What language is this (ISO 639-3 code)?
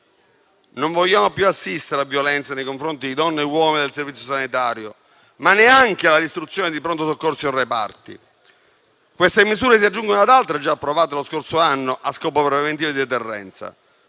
ita